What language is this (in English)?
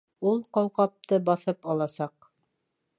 Bashkir